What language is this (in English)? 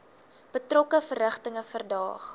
Afrikaans